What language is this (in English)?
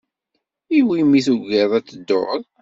Kabyle